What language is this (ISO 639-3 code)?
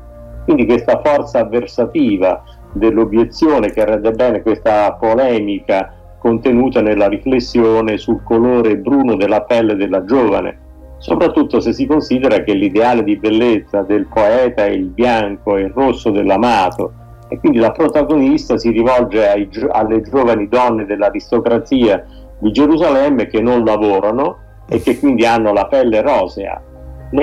ita